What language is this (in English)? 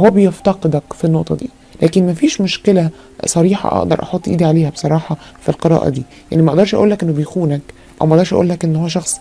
Arabic